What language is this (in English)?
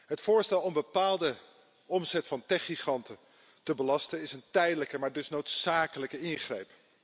Dutch